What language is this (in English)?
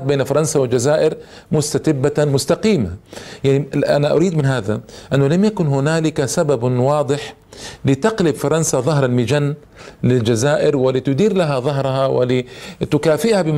Arabic